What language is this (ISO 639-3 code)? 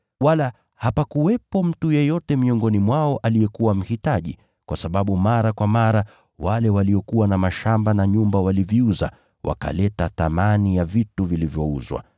swa